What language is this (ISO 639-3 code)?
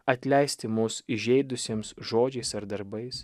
lit